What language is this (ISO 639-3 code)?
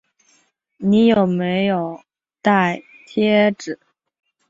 zho